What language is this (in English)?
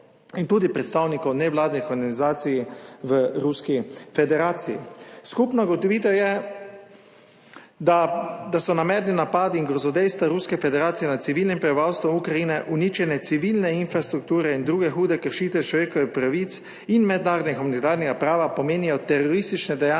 Slovenian